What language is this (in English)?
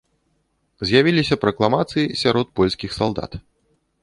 Belarusian